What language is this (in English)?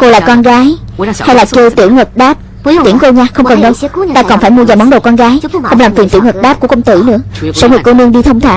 Vietnamese